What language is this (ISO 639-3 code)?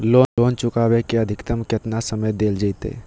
mag